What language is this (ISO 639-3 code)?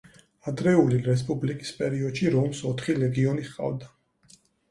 kat